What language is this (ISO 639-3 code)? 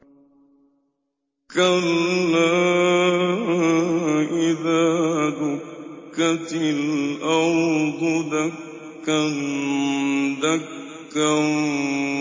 ara